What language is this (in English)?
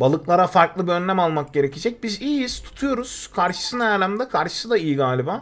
Turkish